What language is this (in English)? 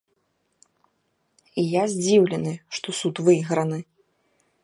Belarusian